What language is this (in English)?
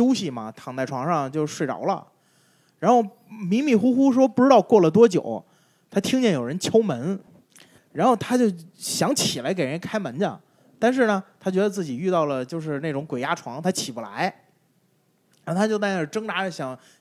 Chinese